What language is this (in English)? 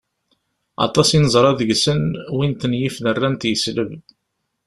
Kabyle